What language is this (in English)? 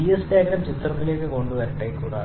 Malayalam